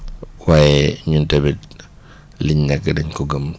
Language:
Wolof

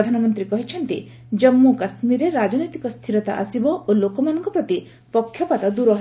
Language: Odia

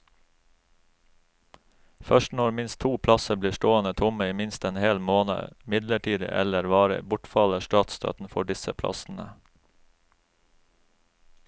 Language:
Norwegian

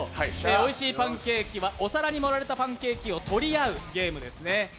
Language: Japanese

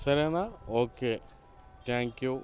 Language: Telugu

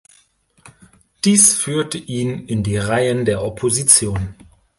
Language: German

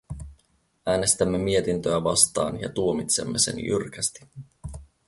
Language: Finnish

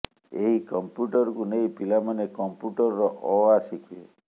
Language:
Odia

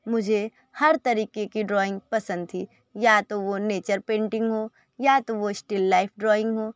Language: Hindi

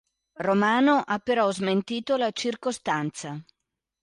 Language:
Italian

